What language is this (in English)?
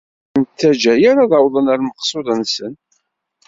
Kabyle